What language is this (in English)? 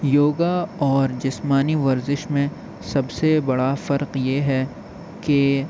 Urdu